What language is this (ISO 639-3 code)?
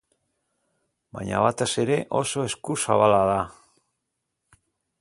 eus